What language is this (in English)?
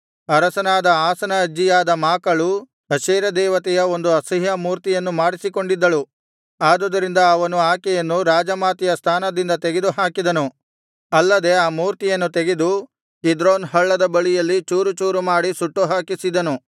Kannada